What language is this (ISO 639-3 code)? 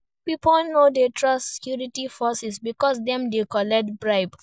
pcm